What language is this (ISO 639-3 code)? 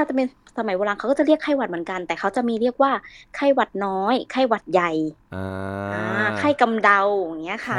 tha